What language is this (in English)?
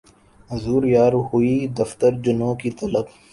Urdu